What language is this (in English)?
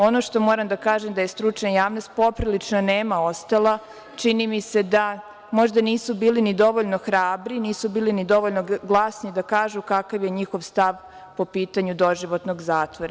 Serbian